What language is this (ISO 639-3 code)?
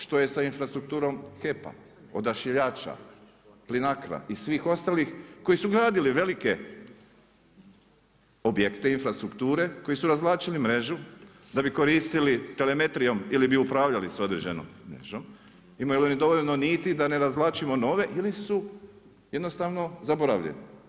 hrv